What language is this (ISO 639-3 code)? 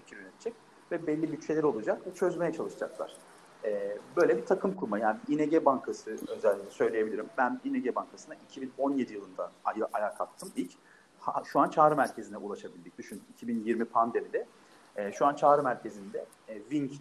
tur